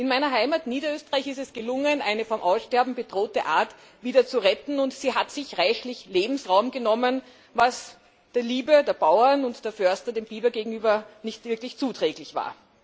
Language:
German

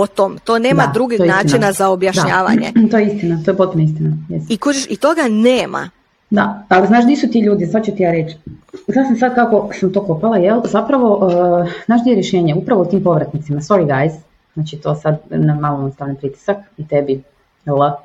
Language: Croatian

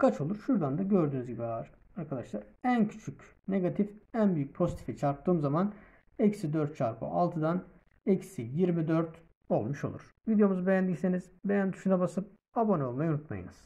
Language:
Turkish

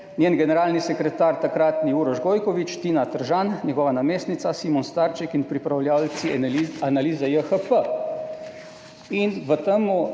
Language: Slovenian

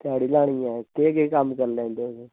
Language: Dogri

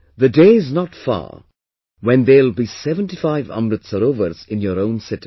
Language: English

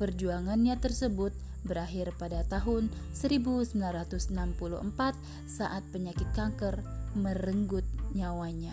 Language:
Indonesian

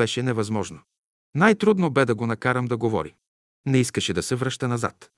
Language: Bulgarian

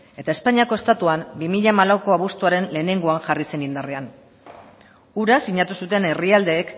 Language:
Basque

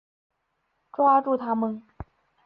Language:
Chinese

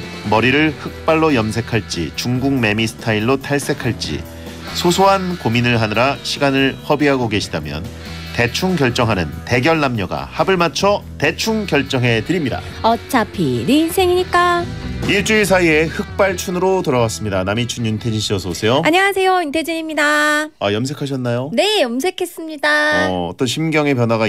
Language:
Korean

